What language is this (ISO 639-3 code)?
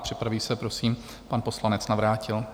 ces